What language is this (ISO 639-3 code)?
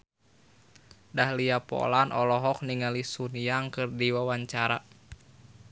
sun